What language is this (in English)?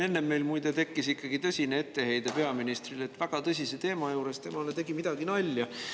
Estonian